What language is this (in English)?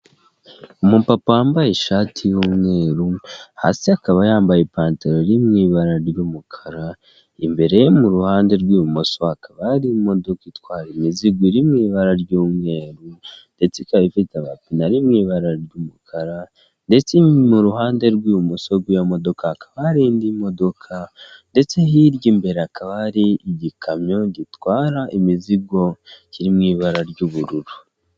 Kinyarwanda